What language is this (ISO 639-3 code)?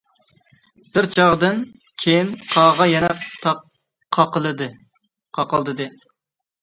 uig